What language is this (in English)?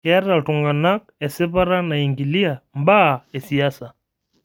Masai